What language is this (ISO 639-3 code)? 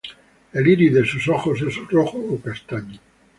spa